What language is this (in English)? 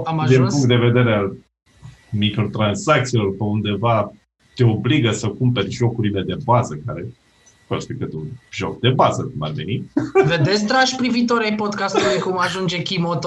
Romanian